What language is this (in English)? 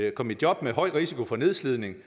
Danish